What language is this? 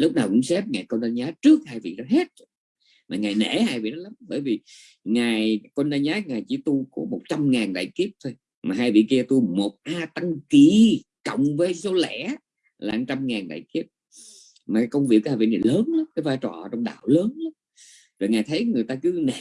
Vietnamese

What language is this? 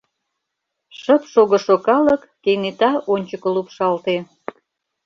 Mari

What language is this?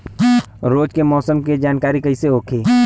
Bhojpuri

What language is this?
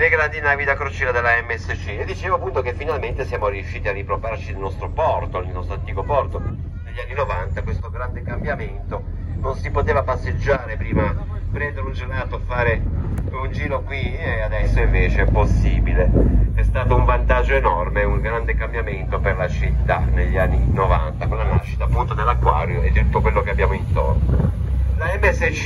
Italian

